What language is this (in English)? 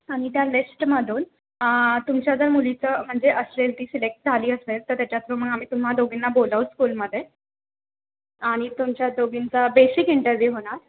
Marathi